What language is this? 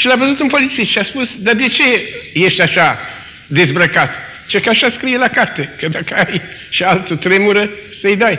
Romanian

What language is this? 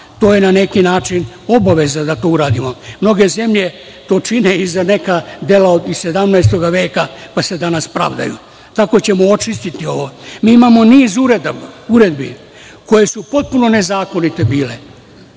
Serbian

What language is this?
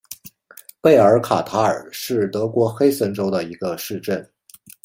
Chinese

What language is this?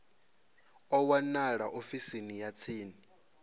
Venda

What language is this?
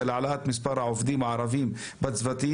Hebrew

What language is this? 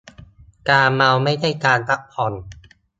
Thai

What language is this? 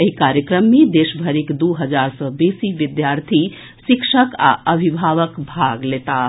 Maithili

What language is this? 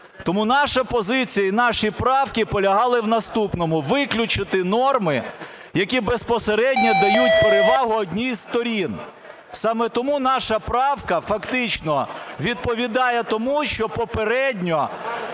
Ukrainian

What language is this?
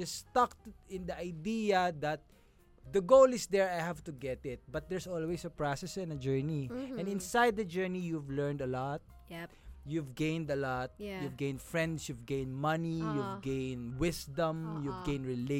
Filipino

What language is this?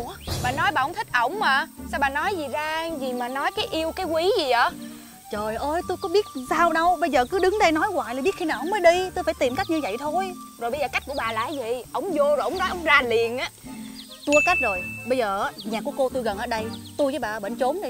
Vietnamese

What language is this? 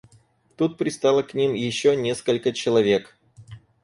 Russian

